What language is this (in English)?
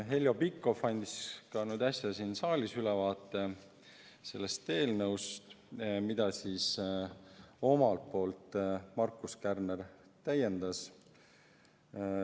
Estonian